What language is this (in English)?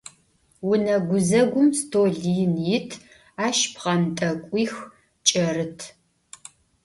Adyghe